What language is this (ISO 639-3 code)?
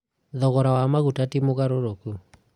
kik